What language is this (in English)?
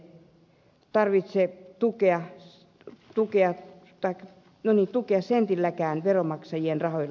Finnish